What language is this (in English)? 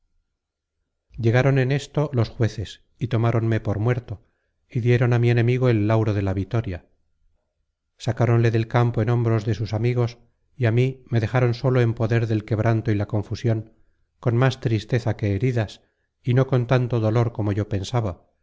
Spanish